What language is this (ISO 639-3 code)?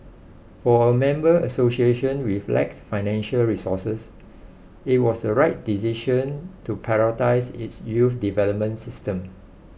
eng